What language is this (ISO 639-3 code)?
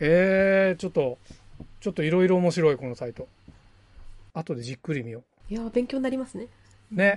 jpn